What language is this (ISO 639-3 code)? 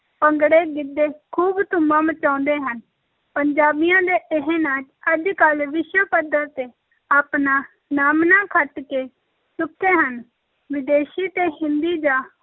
pan